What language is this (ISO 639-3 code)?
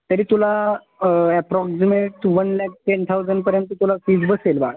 mar